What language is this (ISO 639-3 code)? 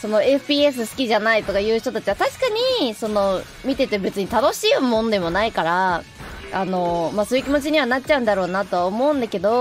jpn